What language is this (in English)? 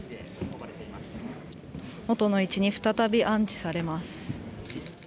Japanese